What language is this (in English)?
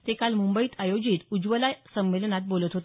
Marathi